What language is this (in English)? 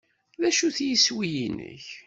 Kabyle